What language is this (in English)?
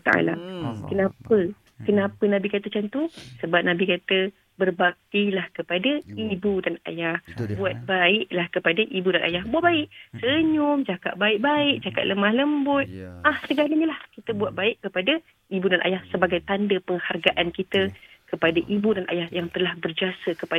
Malay